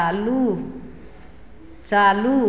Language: Maithili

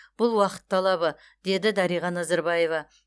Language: Kazakh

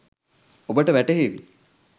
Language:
Sinhala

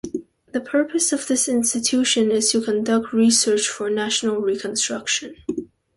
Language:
English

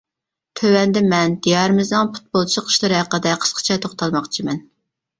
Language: Uyghur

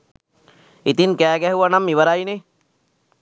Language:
Sinhala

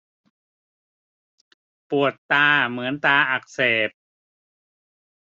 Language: Thai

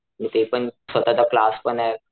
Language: Marathi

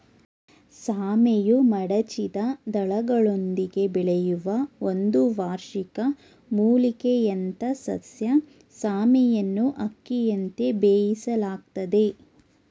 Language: Kannada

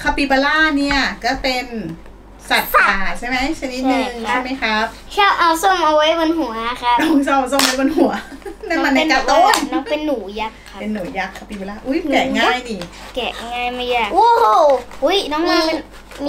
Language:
Thai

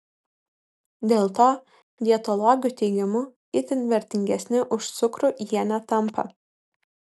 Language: Lithuanian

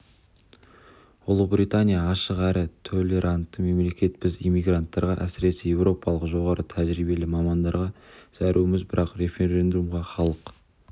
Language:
Kazakh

